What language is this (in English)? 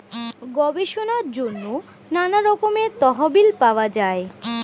Bangla